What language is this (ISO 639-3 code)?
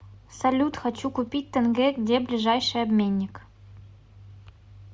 rus